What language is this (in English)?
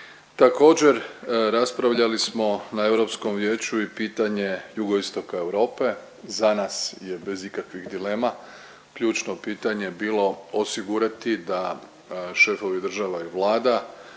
Croatian